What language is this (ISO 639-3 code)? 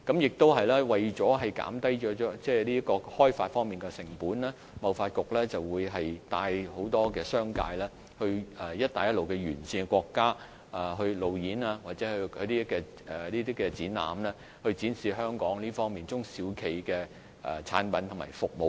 yue